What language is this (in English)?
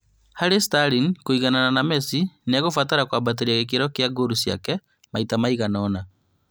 Kikuyu